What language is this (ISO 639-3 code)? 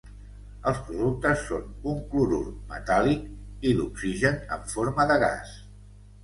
cat